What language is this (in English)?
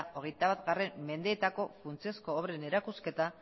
Basque